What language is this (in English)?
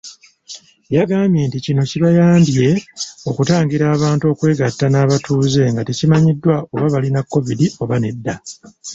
Ganda